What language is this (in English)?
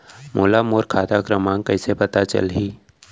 Chhattisgarhi